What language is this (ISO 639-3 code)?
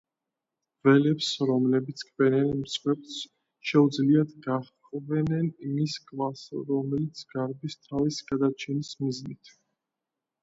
kat